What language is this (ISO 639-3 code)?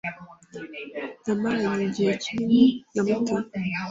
kin